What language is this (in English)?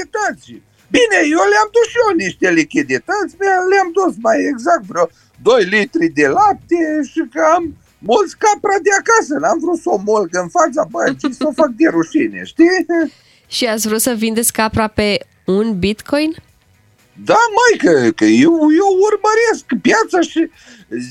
Romanian